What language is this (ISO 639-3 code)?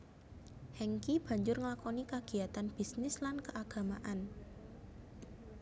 jav